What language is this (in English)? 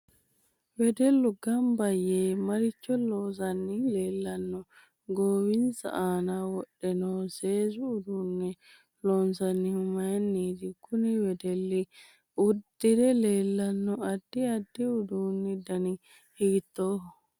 Sidamo